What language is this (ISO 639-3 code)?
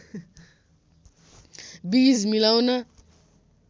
nep